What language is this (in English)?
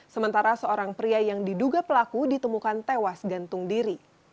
Indonesian